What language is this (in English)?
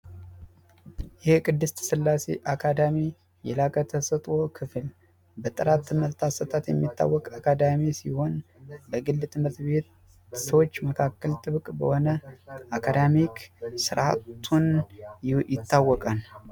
Amharic